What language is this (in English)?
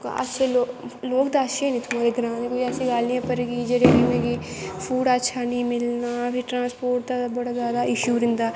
Dogri